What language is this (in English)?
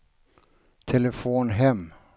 Swedish